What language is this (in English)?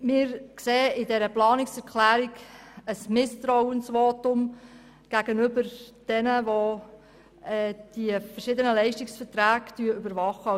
Swiss German